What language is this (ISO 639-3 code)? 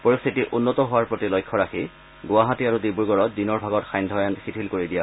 asm